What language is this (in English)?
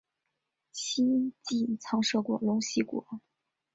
Chinese